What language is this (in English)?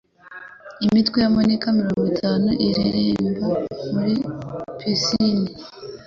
Kinyarwanda